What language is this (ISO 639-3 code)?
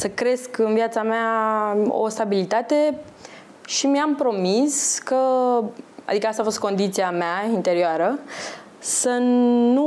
ron